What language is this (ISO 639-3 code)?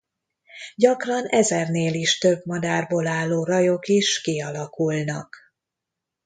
hun